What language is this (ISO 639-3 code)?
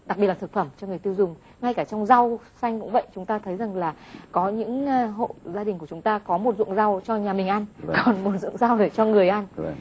vie